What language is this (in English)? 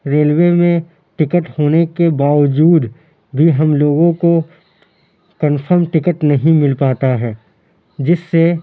Urdu